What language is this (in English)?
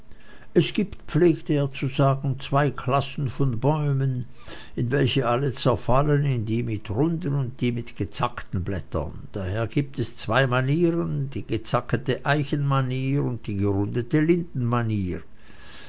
German